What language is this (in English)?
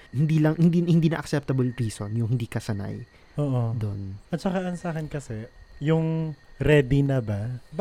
Filipino